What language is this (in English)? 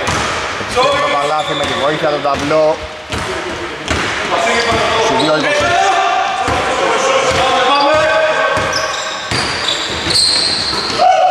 Greek